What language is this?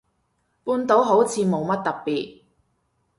Cantonese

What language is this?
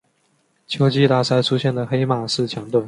Chinese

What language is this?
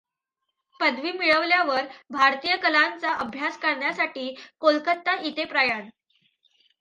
Marathi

